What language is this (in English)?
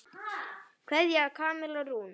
Icelandic